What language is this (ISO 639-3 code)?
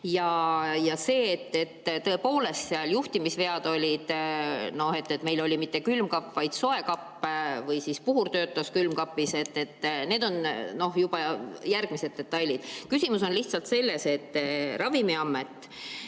est